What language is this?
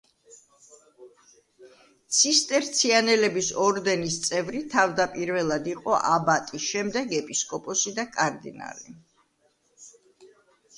Georgian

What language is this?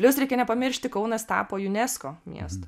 Lithuanian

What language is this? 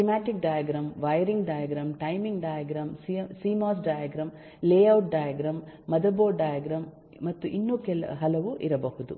Kannada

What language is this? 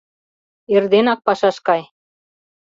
Mari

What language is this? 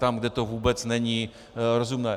Czech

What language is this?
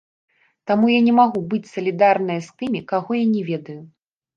Belarusian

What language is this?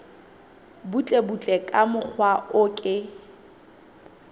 Southern Sotho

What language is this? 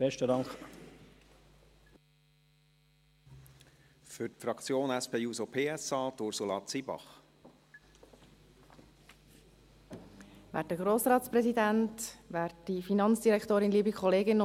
Swiss German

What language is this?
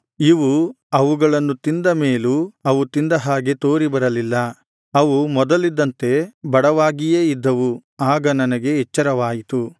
Kannada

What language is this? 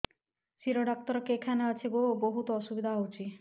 Odia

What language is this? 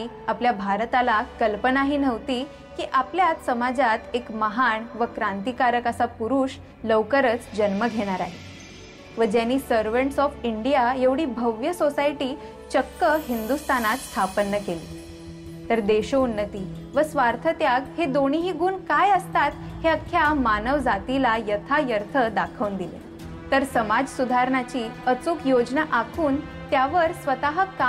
Marathi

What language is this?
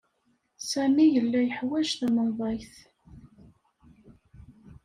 Kabyle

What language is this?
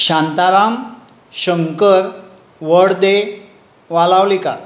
Konkani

